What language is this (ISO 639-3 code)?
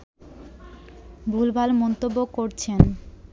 ben